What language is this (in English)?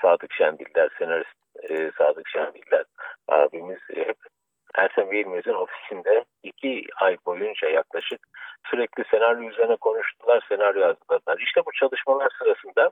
Turkish